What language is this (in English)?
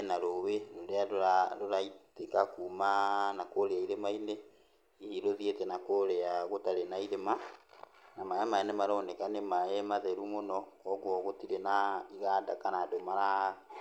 Kikuyu